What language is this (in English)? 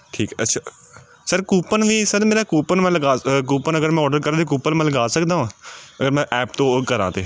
Punjabi